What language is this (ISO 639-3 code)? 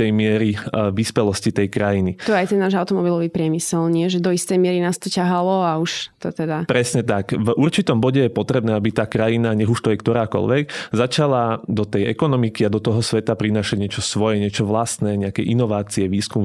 slk